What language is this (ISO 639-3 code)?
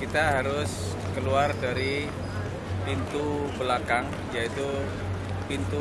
ind